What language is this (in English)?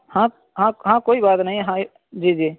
Urdu